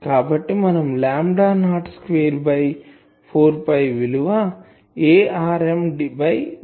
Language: Telugu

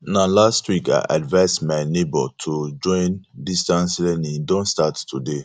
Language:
Nigerian Pidgin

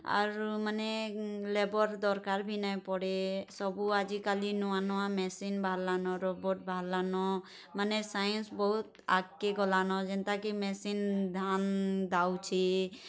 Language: Odia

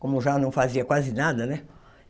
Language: Portuguese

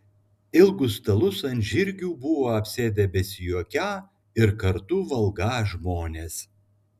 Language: Lithuanian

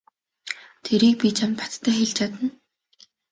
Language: Mongolian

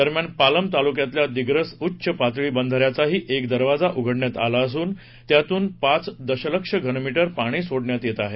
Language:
Marathi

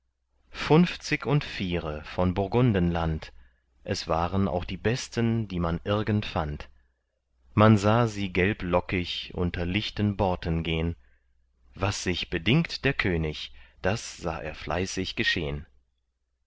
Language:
German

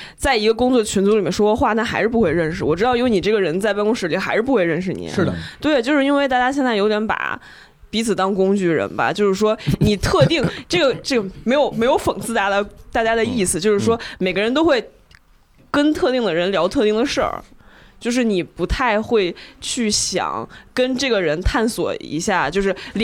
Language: Chinese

